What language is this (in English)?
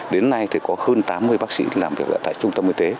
Vietnamese